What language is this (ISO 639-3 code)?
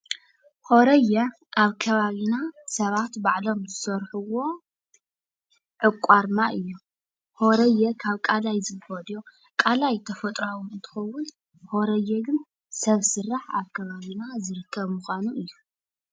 tir